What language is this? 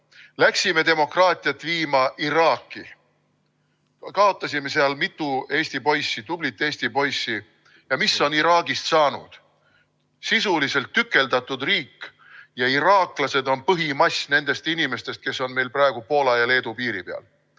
Estonian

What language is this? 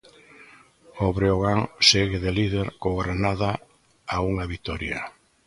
Galician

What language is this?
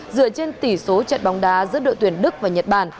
Vietnamese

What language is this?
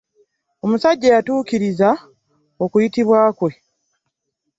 Ganda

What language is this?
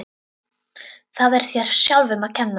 Icelandic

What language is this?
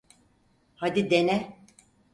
Turkish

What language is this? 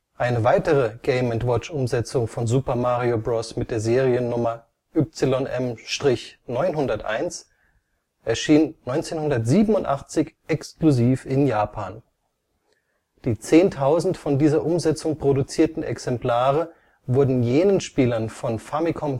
German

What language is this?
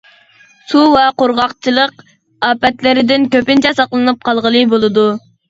Uyghur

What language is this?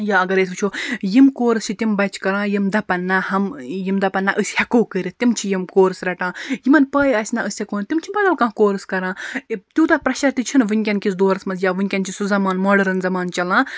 Kashmiri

